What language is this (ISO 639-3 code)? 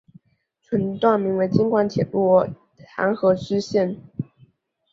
zho